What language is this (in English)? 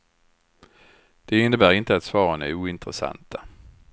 Swedish